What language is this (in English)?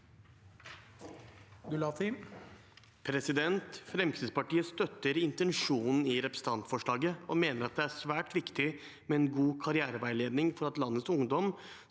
Norwegian